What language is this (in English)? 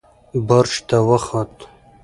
Pashto